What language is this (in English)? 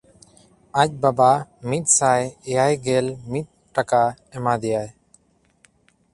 Santali